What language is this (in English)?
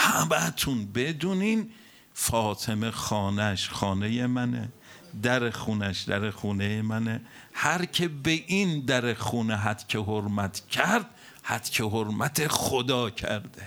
Persian